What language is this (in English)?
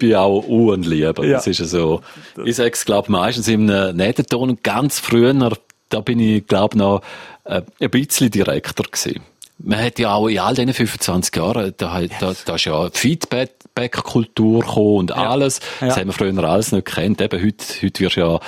German